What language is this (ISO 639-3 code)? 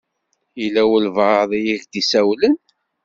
kab